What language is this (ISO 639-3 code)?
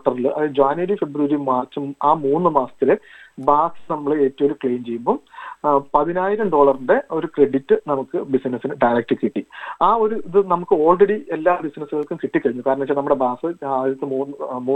mal